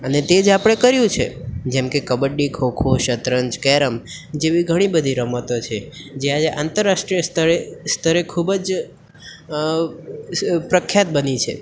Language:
Gujarati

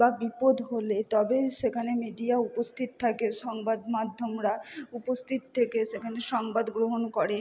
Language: Bangla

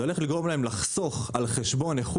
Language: Hebrew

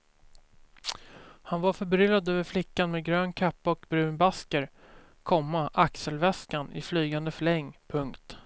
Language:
Swedish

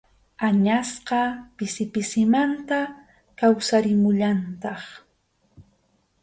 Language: Arequipa-La Unión Quechua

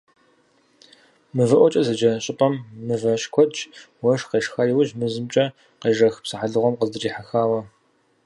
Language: Kabardian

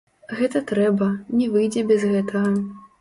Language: Belarusian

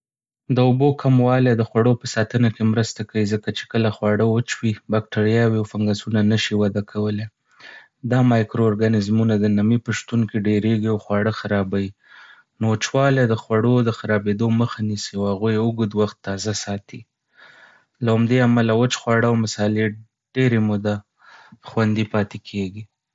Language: Pashto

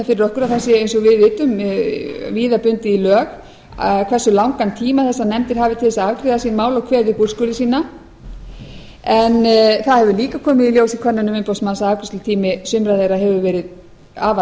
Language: Icelandic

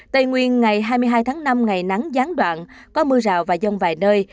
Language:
Vietnamese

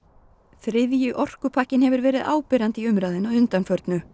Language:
Icelandic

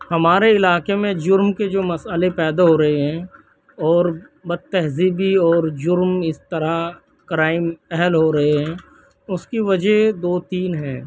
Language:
Urdu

